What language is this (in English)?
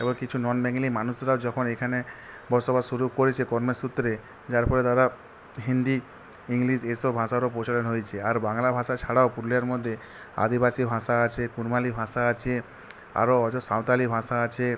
Bangla